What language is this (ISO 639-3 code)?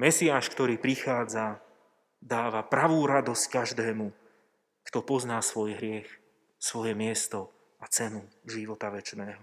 slk